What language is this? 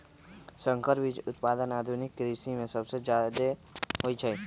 Magahi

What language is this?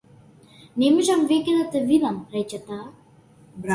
Macedonian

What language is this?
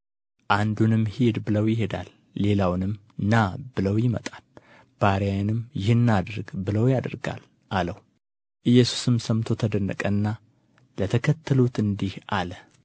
Amharic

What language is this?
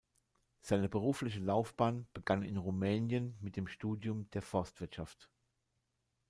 German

